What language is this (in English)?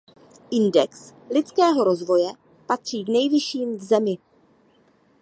Czech